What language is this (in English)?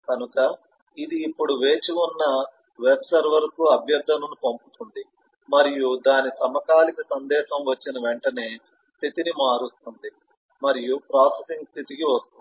Telugu